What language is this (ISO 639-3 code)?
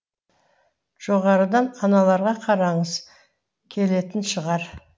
kaz